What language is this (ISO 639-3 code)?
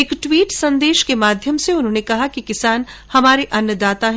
hin